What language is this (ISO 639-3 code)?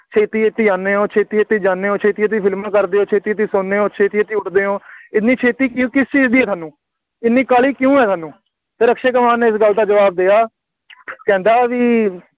pan